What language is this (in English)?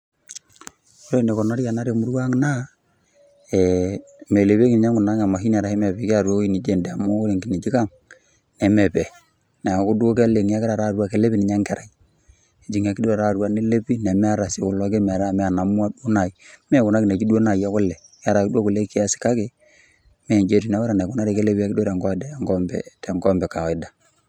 Masai